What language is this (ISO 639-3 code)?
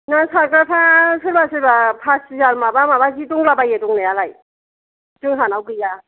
brx